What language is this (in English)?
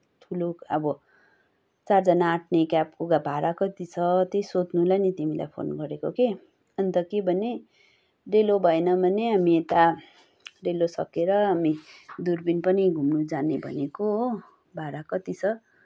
Nepali